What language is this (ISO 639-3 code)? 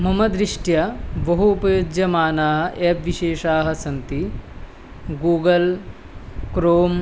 san